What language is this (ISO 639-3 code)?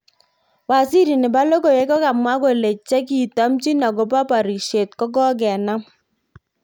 kln